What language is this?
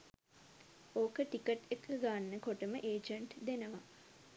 Sinhala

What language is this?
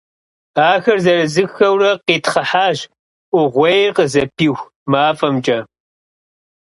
Kabardian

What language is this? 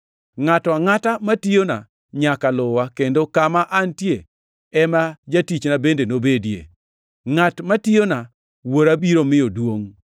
Luo (Kenya and Tanzania)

